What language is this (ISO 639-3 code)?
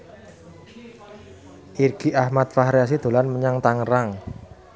jav